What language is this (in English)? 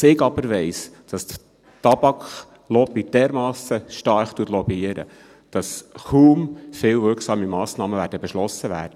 Swiss German